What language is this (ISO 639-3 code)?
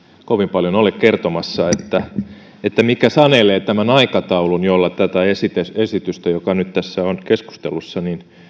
fin